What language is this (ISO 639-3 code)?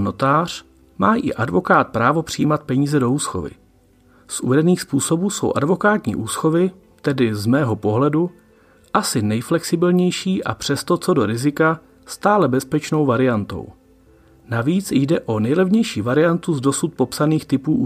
ces